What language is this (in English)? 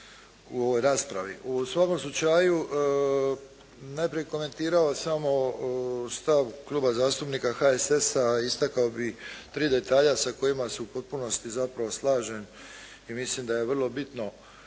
Croatian